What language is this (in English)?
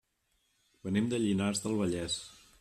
Catalan